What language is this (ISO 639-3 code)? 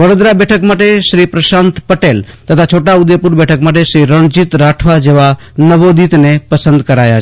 guj